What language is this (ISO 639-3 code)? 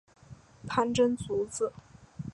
zho